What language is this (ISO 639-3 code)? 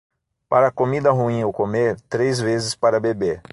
por